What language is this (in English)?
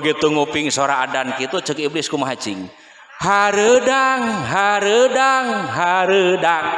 Indonesian